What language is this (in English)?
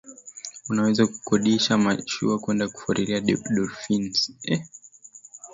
Swahili